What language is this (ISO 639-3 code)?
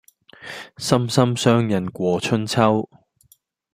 yue